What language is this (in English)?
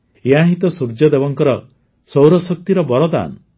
Odia